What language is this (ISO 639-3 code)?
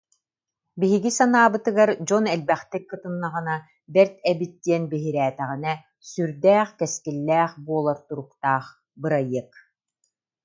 sah